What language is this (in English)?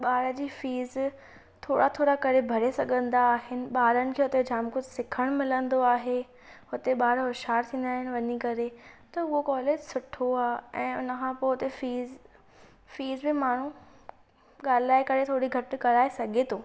Sindhi